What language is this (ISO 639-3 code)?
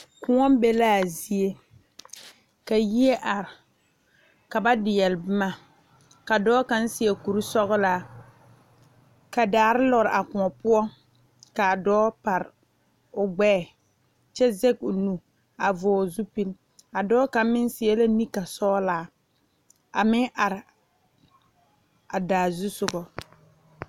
dga